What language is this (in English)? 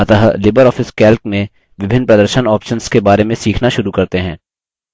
Hindi